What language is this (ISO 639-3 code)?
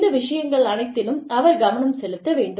tam